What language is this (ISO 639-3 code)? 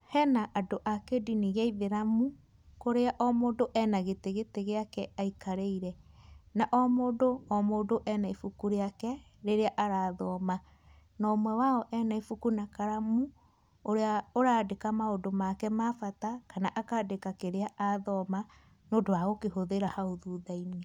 kik